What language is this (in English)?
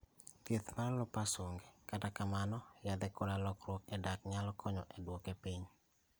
Luo (Kenya and Tanzania)